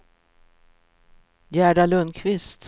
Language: Swedish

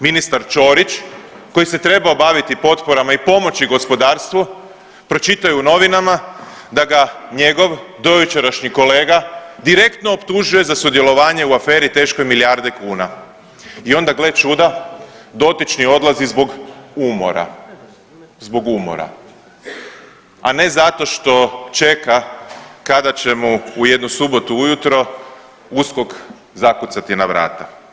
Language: Croatian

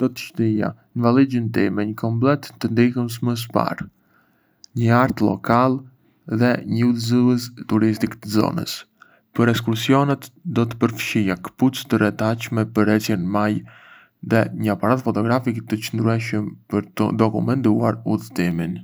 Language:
Arbëreshë Albanian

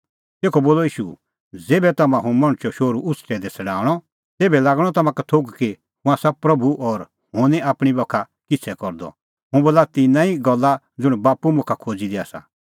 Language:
Kullu Pahari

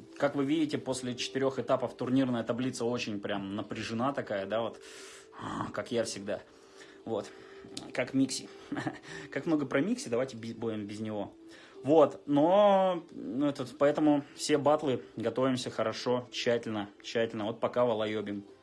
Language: Russian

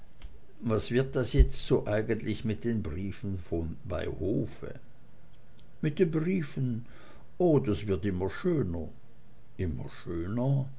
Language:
German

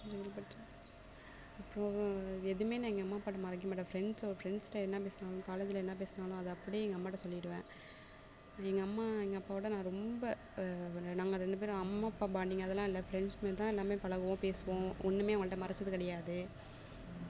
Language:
Tamil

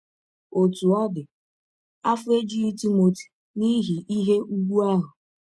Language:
Igbo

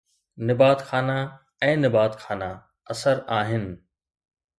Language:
Sindhi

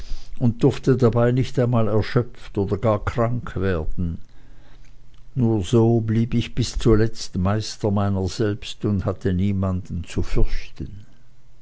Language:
German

